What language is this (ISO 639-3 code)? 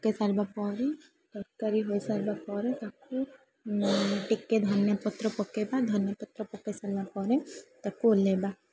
ori